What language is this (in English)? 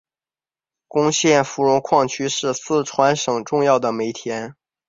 Chinese